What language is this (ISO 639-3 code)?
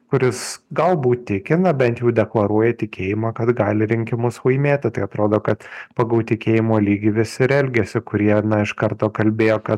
lit